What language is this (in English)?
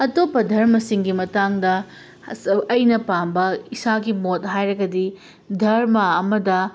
Manipuri